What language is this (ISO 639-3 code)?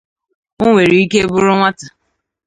ibo